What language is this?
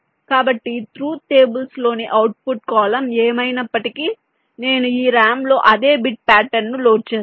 Telugu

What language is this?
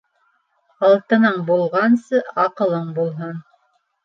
Bashkir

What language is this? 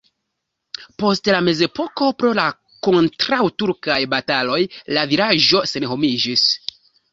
Esperanto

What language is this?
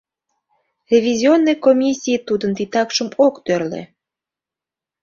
Mari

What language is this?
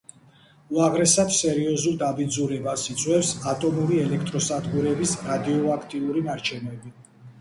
Georgian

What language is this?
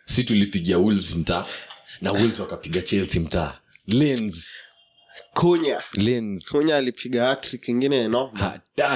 Swahili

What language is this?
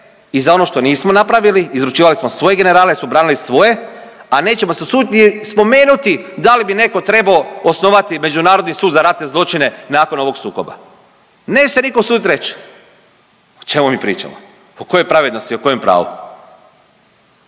Croatian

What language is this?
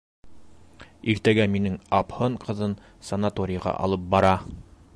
Bashkir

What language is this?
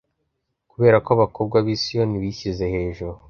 Kinyarwanda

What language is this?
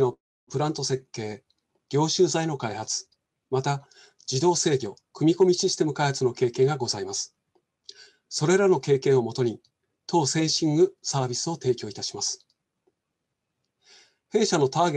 Japanese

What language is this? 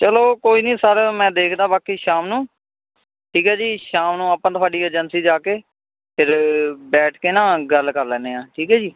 Punjabi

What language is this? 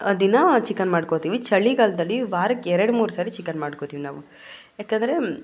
Kannada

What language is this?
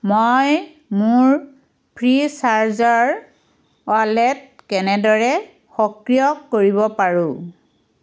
Assamese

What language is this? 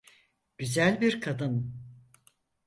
Turkish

